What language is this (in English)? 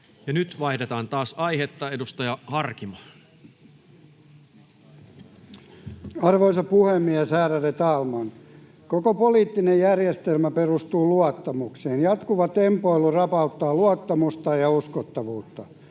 Finnish